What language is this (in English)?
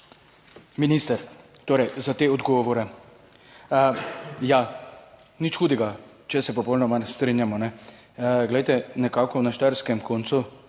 Slovenian